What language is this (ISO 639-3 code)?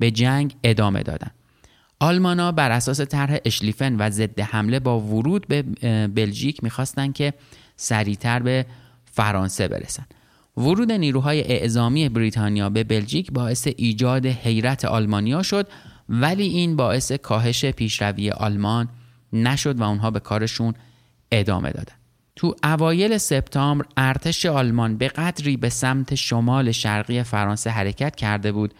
fas